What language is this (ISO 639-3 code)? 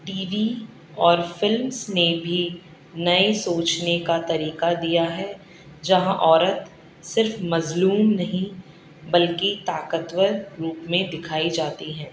urd